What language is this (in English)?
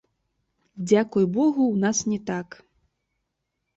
Belarusian